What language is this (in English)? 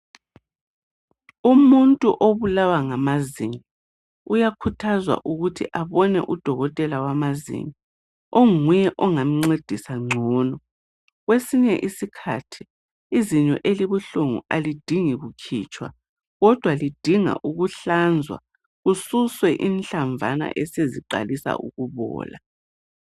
North Ndebele